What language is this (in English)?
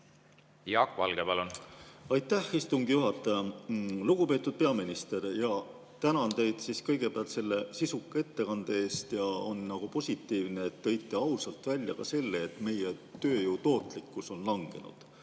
Estonian